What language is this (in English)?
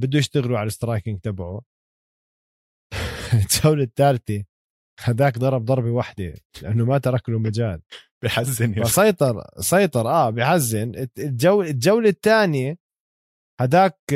Arabic